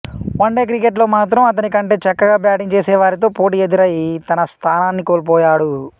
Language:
Telugu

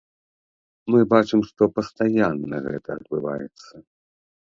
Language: Belarusian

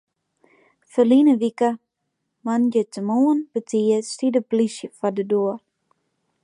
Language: Western Frisian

